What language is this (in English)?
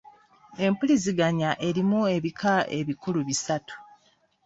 Ganda